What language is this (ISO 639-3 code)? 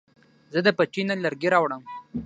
pus